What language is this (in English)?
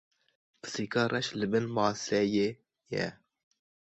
Kurdish